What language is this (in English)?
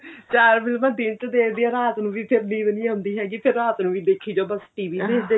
Punjabi